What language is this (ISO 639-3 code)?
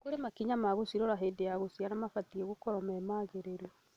kik